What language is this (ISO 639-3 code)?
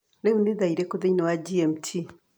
kik